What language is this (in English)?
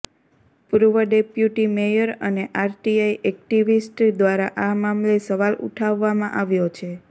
Gujarati